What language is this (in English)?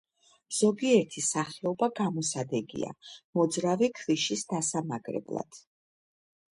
Georgian